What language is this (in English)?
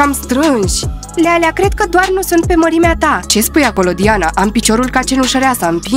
Romanian